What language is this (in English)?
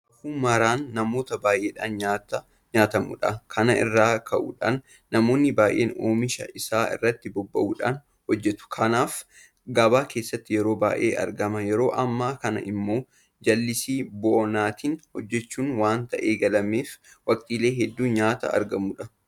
Oromo